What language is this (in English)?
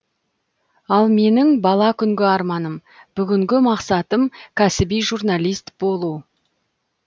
Kazakh